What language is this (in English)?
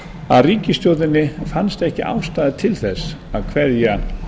Icelandic